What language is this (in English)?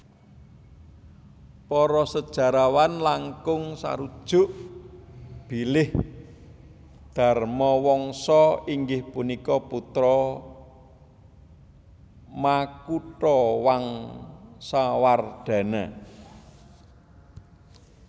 Javanese